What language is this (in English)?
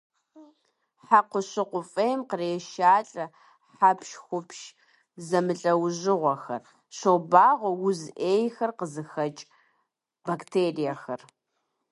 Kabardian